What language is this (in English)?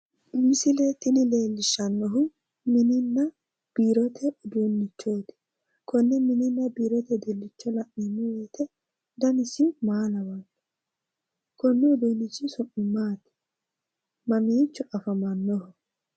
Sidamo